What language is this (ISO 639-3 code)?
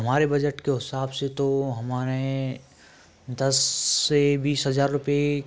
hin